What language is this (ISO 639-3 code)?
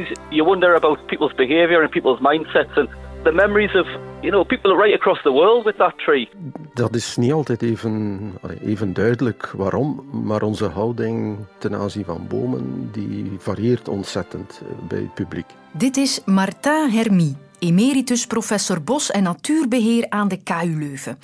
nld